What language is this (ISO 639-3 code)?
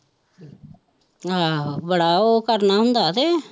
pan